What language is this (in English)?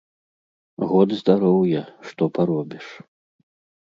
Belarusian